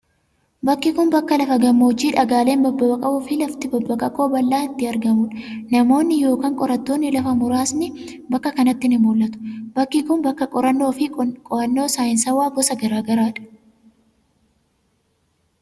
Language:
Oromo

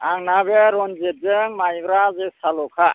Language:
Bodo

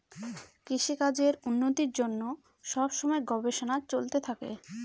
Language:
Bangla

